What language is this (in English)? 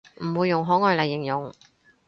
Cantonese